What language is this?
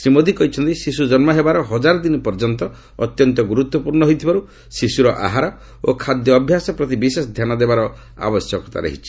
Odia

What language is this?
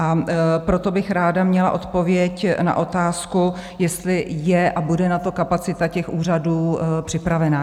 Czech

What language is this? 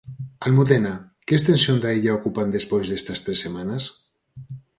Galician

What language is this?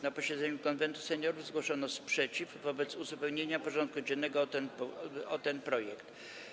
Polish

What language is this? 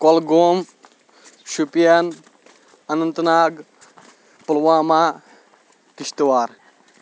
Kashmiri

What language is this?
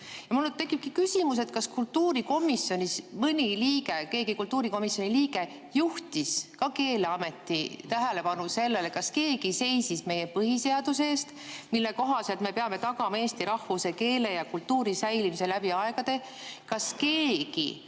Estonian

